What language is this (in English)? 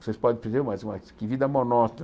Portuguese